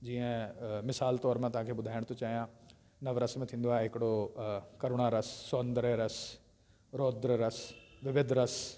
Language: Sindhi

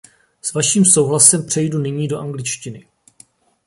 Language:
Czech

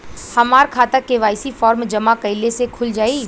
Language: Bhojpuri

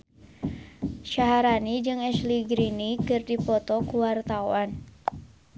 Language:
Sundanese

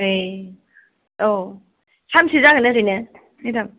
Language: Bodo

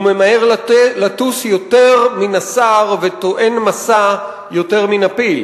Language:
Hebrew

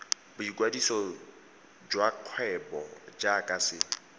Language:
Tswana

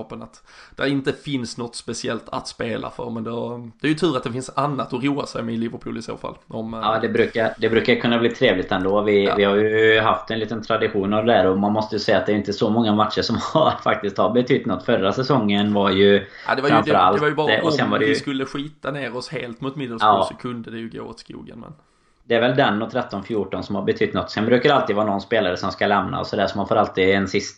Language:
Swedish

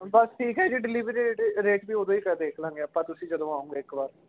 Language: Punjabi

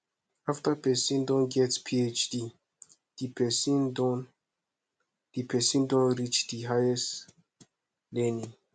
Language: Nigerian Pidgin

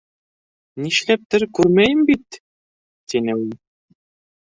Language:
Bashkir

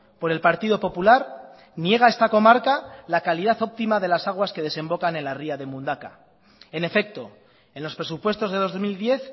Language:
Spanish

